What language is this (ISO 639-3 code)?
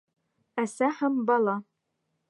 bak